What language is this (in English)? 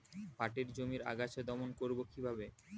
Bangla